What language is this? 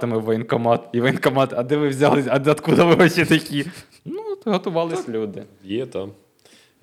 Ukrainian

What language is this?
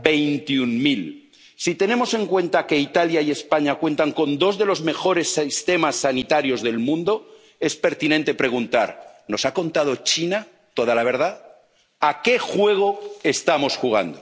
Spanish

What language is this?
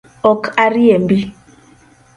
Luo (Kenya and Tanzania)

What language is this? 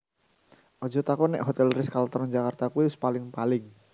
Javanese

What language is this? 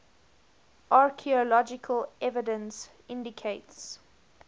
English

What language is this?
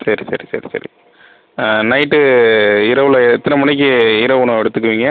Tamil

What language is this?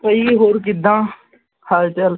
Punjabi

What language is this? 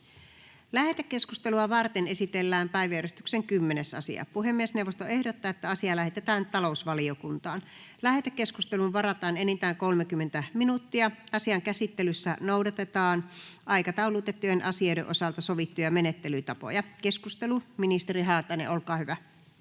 Finnish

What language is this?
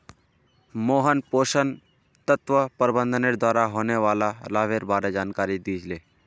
Magahi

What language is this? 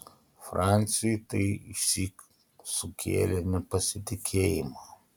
Lithuanian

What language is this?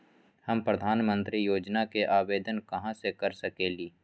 Magahi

